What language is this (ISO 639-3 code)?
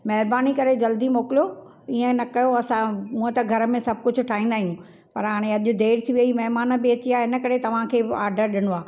snd